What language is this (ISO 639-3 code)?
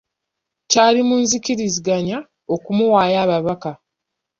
lug